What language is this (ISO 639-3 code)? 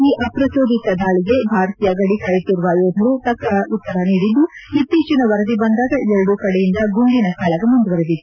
kan